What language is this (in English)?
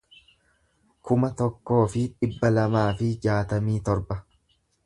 Oromo